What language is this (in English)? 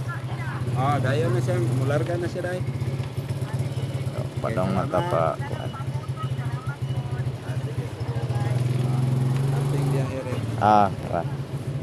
Filipino